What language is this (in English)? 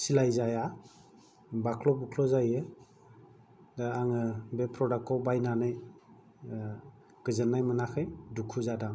Bodo